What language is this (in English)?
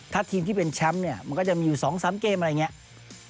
Thai